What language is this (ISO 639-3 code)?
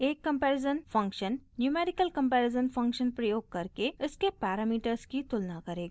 hin